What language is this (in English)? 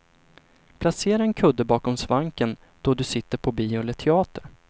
Swedish